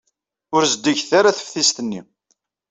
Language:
Kabyle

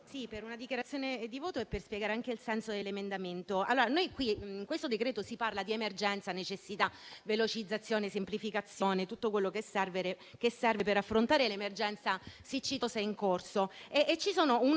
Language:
Italian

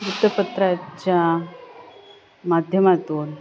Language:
Marathi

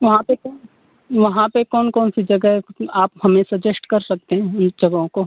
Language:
Hindi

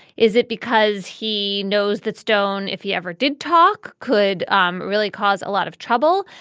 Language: English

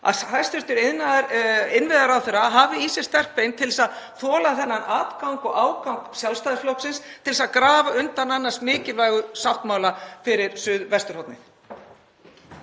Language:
Icelandic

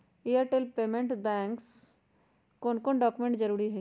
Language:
Magahi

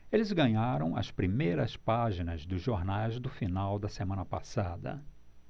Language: Portuguese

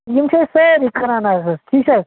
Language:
Kashmiri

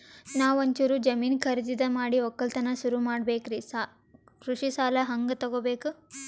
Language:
Kannada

